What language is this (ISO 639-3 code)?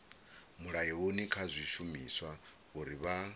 ven